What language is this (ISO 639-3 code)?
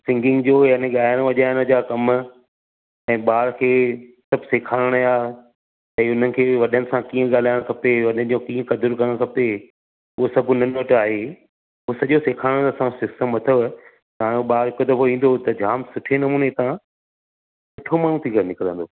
snd